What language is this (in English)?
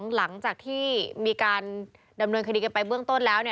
Thai